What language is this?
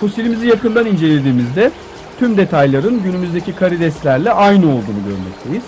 Turkish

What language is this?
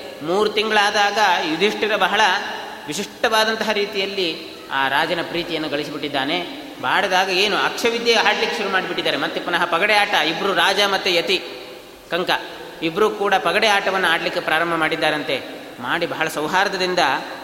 Kannada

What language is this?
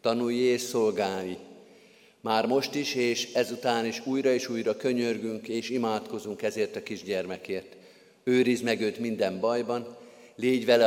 Hungarian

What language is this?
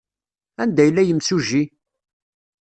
Kabyle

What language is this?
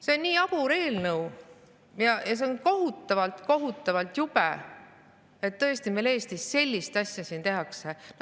Estonian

